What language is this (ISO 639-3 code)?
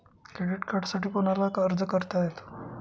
mar